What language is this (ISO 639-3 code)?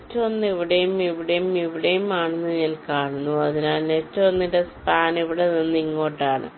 mal